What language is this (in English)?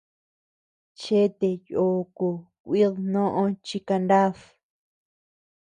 Tepeuxila Cuicatec